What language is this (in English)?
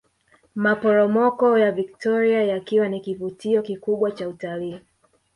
Swahili